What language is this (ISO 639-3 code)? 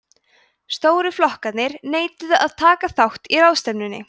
isl